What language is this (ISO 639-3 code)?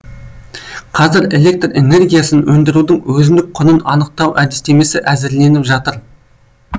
kaz